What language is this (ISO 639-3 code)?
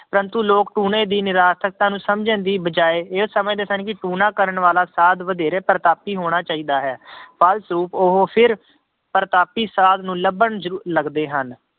pan